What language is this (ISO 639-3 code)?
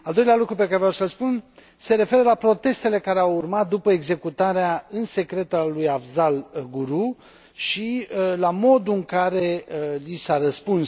ron